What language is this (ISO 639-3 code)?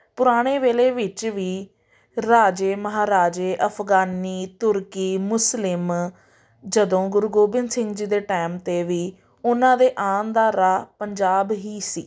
pan